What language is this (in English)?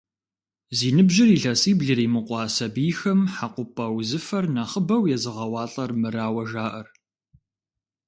Kabardian